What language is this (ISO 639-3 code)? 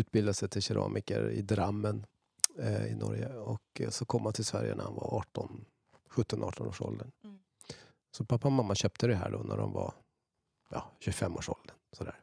swe